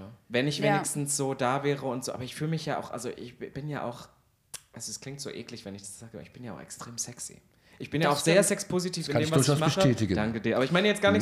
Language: German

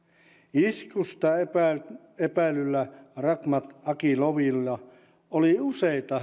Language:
Finnish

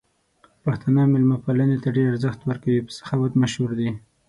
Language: Pashto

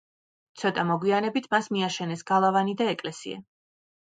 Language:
Georgian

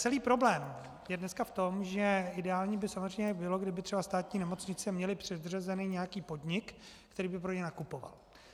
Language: Czech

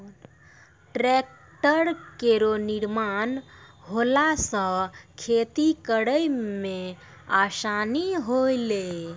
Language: Maithili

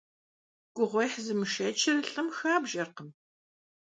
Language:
Kabardian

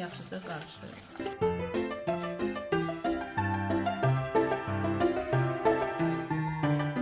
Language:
Turkish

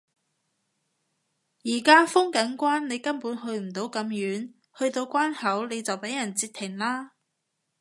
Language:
Cantonese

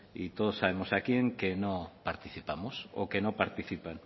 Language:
Spanish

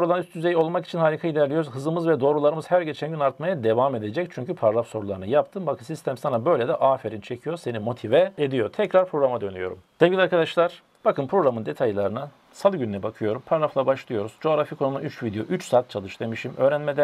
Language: Turkish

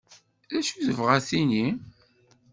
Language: Kabyle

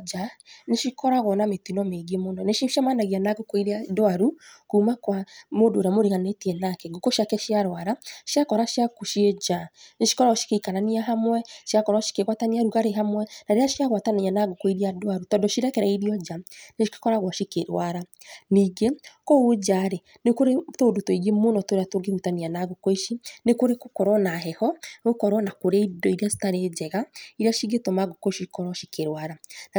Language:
Kikuyu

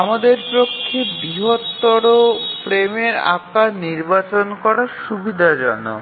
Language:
Bangla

